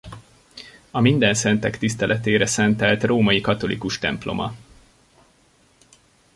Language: Hungarian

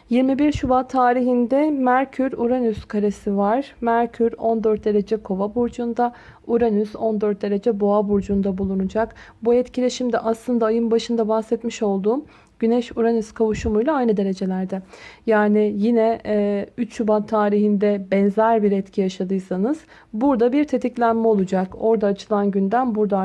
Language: Turkish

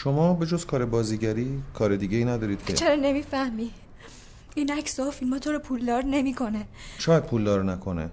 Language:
Persian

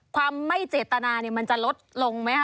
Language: Thai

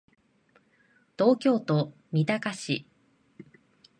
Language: Japanese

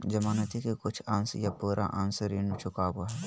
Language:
Magahi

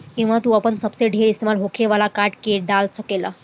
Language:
Bhojpuri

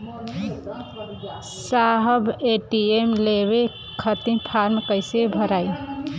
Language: Bhojpuri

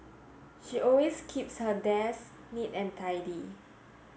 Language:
English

